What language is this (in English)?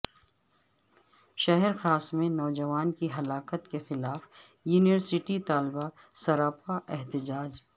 Urdu